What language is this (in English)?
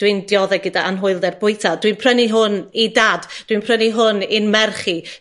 Welsh